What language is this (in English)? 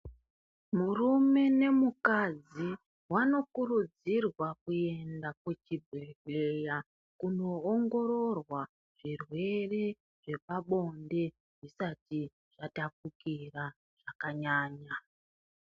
Ndau